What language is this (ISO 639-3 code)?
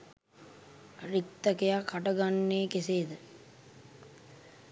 sin